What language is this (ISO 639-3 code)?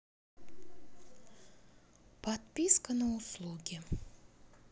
rus